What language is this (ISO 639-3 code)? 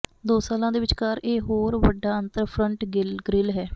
pan